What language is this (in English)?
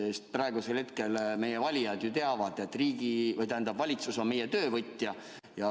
Estonian